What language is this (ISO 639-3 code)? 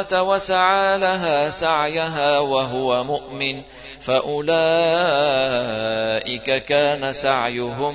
ara